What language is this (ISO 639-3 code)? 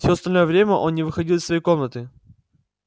rus